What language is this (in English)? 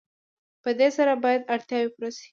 Pashto